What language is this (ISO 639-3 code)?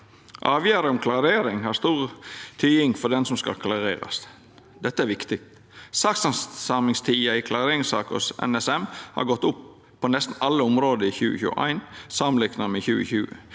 nor